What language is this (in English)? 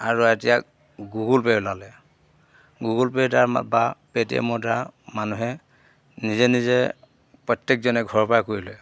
Assamese